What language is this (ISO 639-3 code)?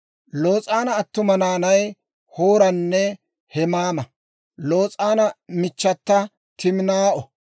dwr